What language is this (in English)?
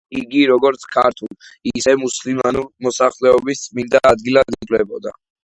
Georgian